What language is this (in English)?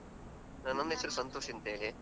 Kannada